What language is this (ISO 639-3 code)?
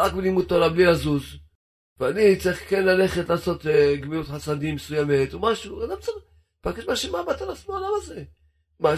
heb